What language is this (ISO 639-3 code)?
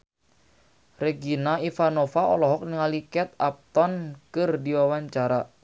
sun